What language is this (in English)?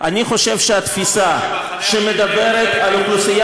Hebrew